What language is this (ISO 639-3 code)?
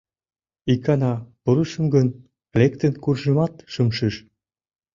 chm